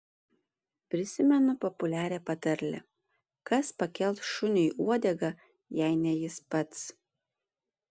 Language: Lithuanian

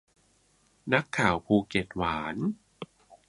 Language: Thai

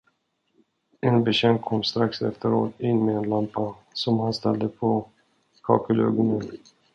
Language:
Swedish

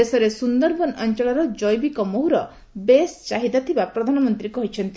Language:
Odia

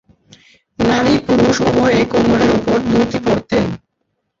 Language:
Bangla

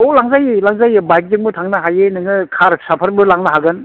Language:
Bodo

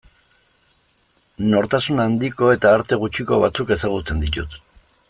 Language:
Basque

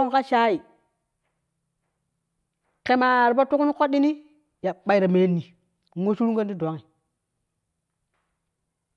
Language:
Kushi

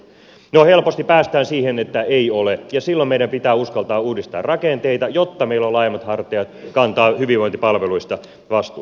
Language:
Finnish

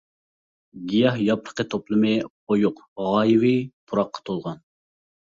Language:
Uyghur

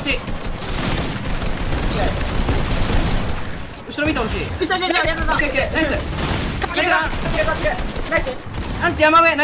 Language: Japanese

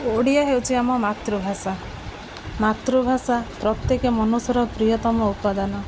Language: Odia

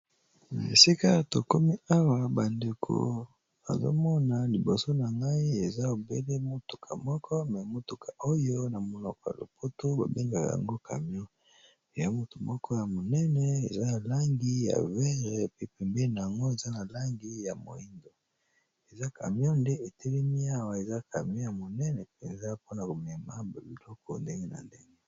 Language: Lingala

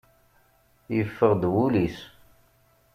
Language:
Kabyle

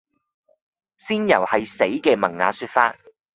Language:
Cantonese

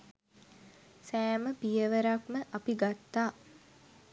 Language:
Sinhala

